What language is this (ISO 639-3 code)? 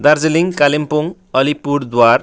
nep